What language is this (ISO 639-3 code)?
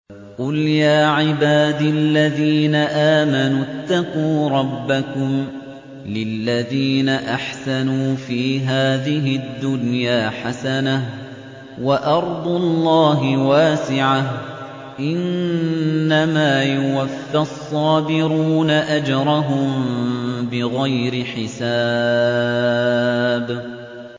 ara